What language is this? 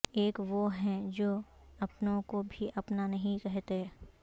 Urdu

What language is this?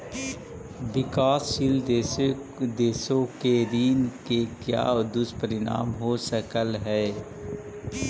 Magahi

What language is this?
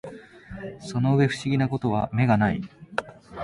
Japanese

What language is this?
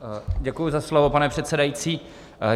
Czech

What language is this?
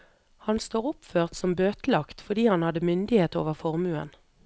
Norwegian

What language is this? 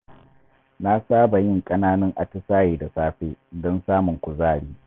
Hausa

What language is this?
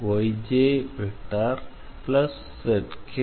Tamil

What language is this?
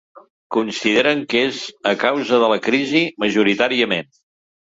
Catalan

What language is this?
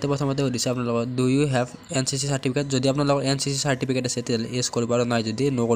Indonesian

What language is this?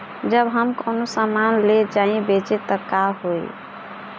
Bhojpuri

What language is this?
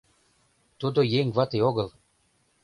Mari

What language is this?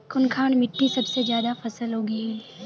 Magahi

